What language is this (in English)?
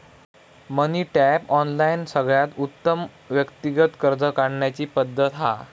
Marathi